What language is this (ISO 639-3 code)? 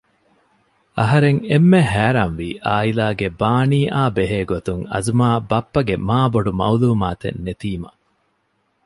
div